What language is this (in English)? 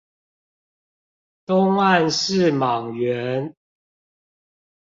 Chinese